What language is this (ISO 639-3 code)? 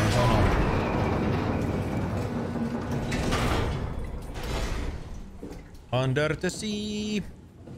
fin